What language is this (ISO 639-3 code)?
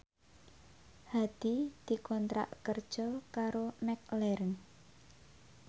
jav